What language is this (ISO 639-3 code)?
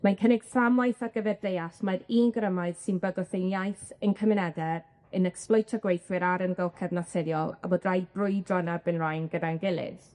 cym